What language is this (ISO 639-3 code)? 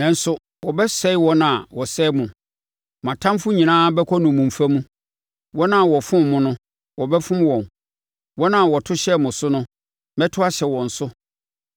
aka